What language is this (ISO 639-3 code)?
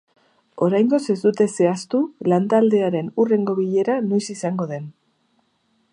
eus